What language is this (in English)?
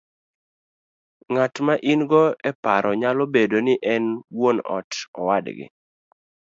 Luo (Kenya and Tanzania)